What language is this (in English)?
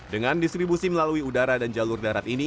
Indonesian